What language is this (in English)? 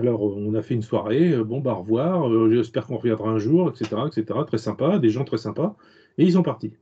French